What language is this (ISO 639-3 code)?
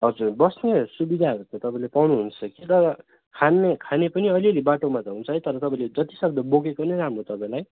nep